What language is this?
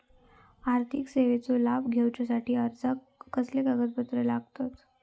Marathi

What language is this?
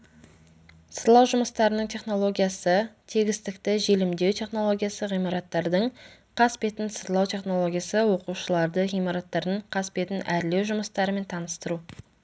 Kazakh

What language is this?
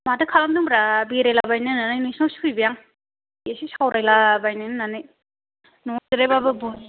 Bodo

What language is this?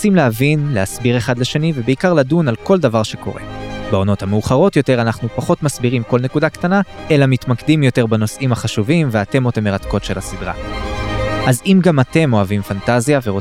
Hebrew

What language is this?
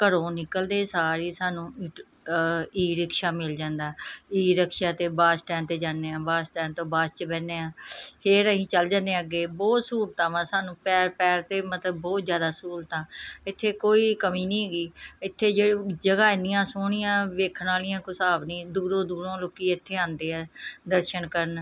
Punjabi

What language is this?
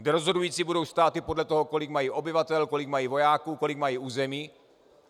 Czech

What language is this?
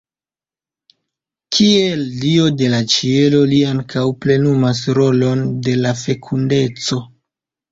Esperanto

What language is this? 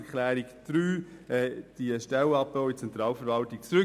Swiss German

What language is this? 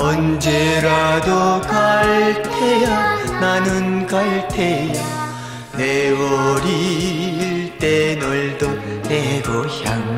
Korean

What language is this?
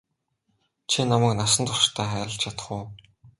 Mongolian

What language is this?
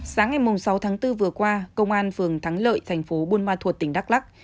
Vietnamese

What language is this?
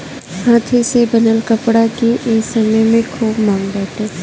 Bhojpuri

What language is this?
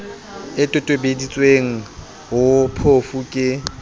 Southern Sotho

